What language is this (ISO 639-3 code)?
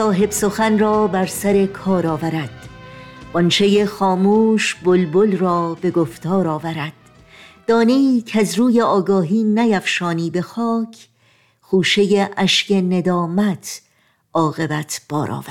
fas